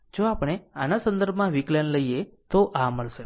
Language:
Gujarati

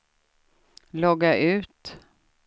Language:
Swedish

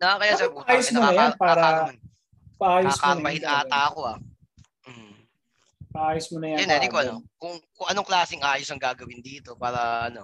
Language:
Filipino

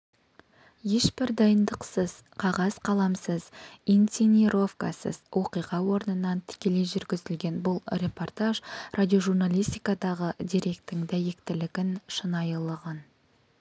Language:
Kazakh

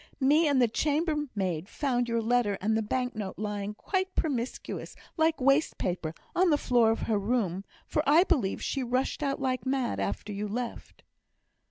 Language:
English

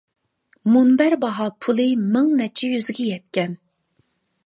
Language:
Uyghur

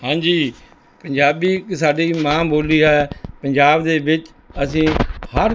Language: Punjabi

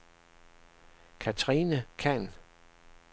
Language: Danish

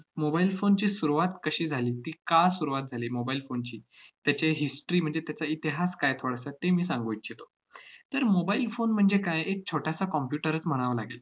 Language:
Marathi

